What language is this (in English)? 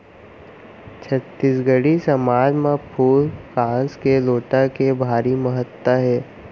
Chhattisgarhi